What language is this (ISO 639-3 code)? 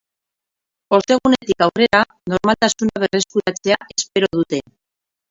eus